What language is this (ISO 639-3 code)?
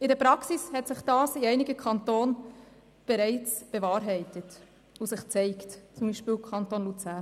gsw